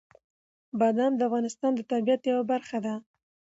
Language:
Pashto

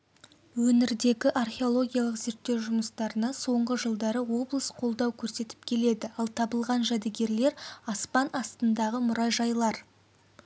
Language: Kazakh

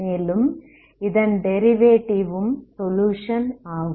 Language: Tamil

